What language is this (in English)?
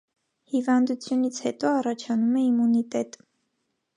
Armenian